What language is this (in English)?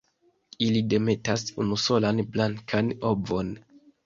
Esperanto